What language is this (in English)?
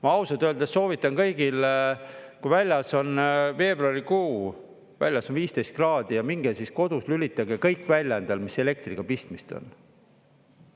Estonian